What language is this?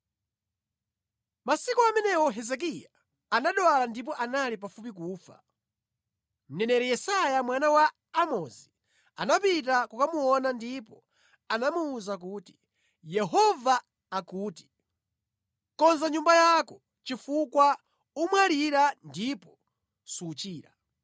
Nyanja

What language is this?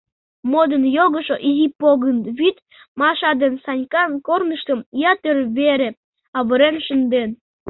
Mari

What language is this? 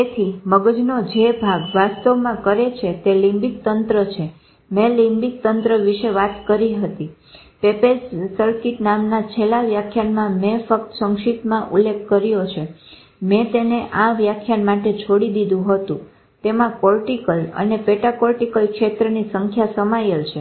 Gujarati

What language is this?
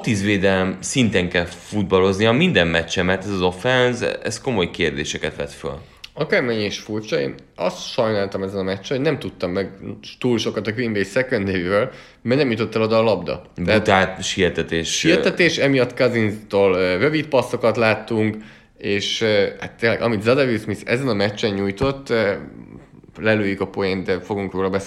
Hungarian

